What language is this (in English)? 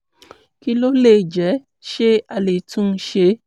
Yoruba